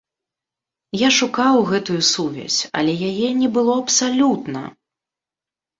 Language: Belarusian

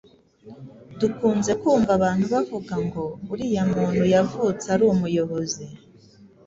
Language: Kinyarwanda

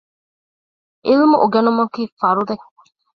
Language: Divehi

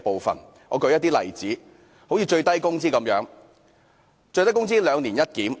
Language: Cantonese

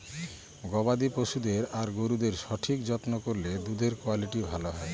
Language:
Bangla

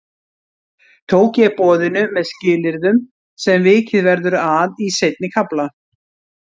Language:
Icelandic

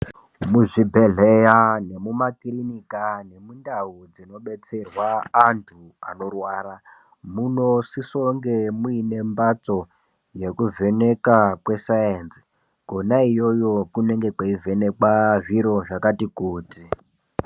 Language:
Ndau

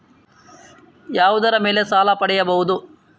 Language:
Kannada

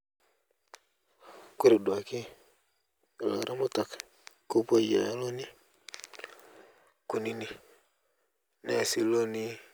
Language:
Masai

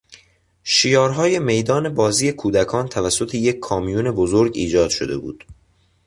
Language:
Persian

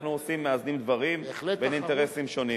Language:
Hebrew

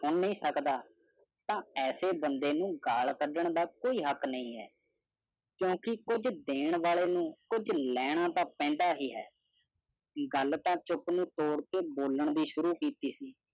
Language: Punjabi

